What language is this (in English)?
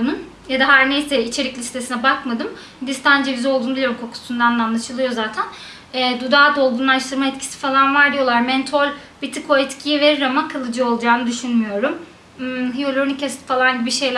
Turkish